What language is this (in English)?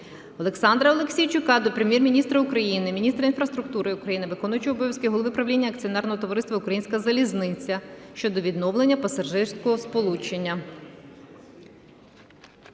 Ukrainian